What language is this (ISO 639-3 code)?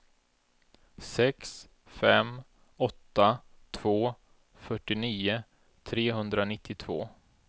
swe